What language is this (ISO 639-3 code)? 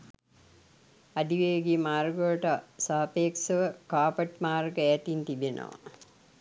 sin